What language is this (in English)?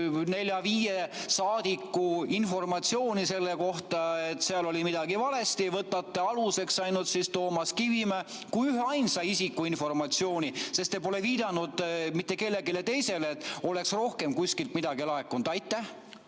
Estonian